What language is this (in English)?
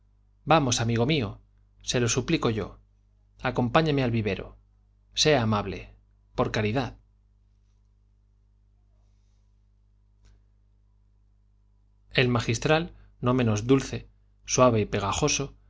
Spanish